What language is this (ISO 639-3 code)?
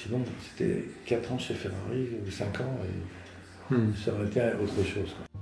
fra